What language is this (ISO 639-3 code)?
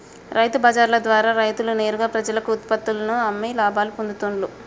tel